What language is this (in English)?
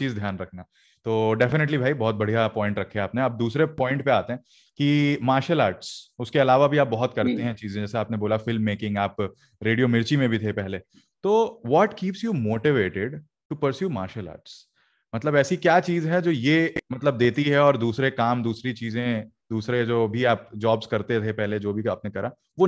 Hindi